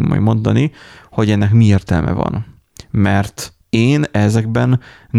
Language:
Hungarian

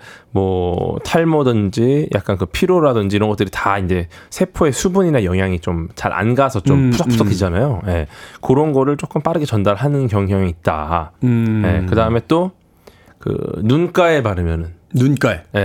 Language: Korean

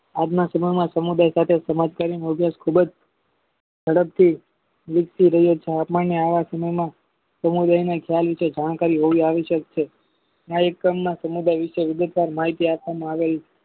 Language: Gujarati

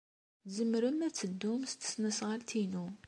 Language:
Kabyle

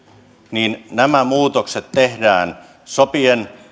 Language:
Finnish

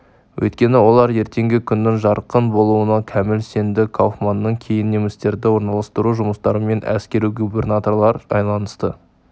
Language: Kazakh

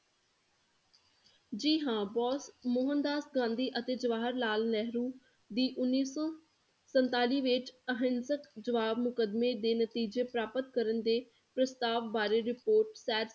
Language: Punjabi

